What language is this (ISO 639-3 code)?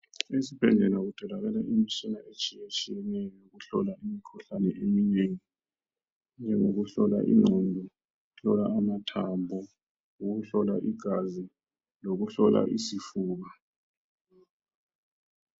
nde